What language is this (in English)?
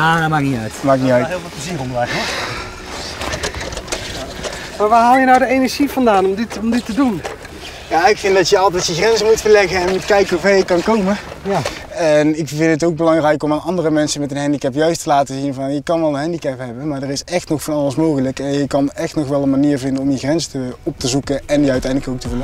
Dutch